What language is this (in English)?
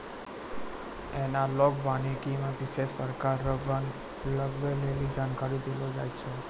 Maithili